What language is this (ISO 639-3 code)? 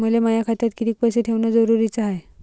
mar